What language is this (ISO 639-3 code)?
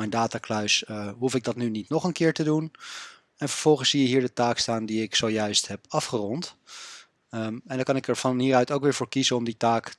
nld